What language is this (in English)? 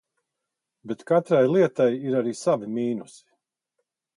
Latvian